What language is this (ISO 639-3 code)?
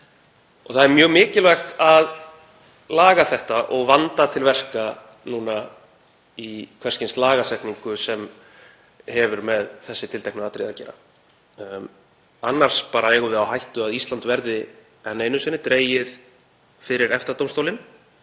isl